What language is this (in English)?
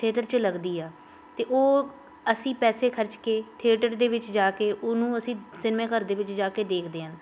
Punjabi